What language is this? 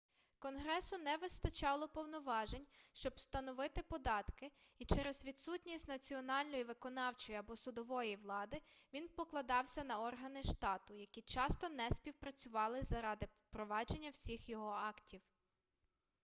Ukrainian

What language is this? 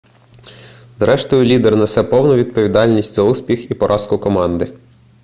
Ukrainian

